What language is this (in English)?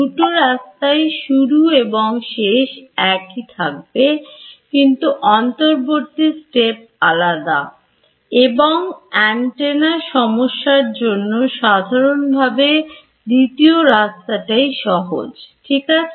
Bangla